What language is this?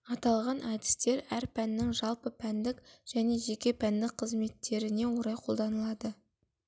Kazakh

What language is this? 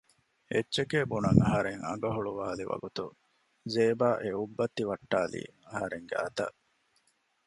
Divehi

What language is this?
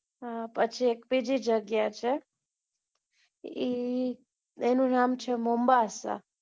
Gujarati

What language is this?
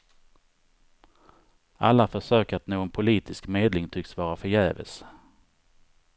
Swedish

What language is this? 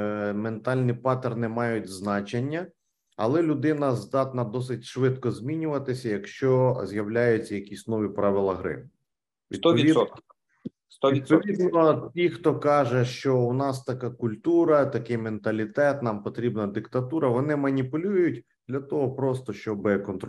Ukrainian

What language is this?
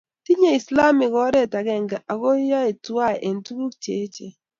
Kalenjin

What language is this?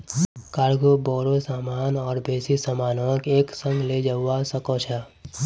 Magahi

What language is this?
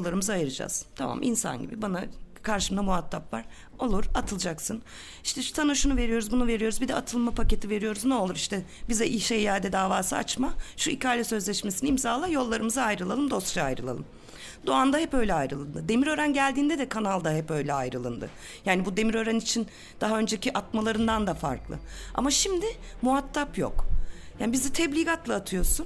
Turkish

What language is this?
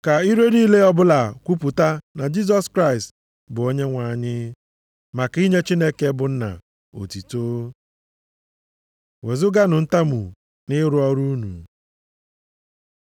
Igbo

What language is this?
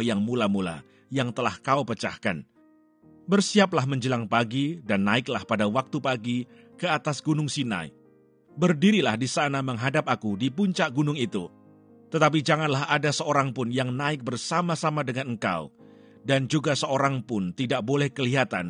Indonesian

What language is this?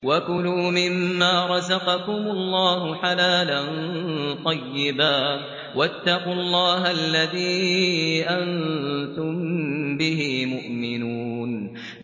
Arabic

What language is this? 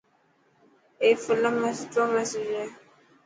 Dhatki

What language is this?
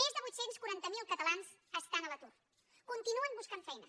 Catalan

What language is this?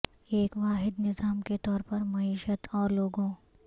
Urdu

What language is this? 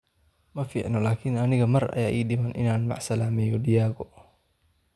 Somali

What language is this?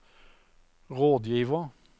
Norwegian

